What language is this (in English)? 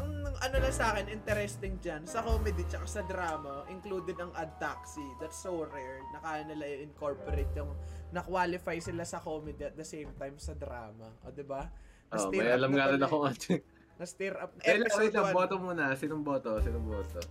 Filipino